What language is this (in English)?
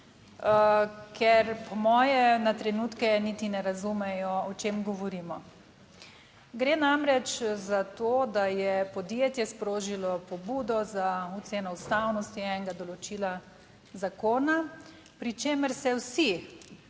Slovenian